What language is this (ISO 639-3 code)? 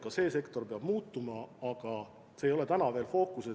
est